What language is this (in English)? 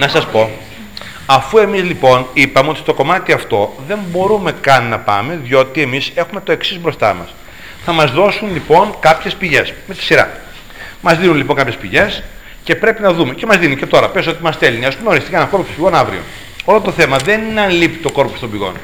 Greek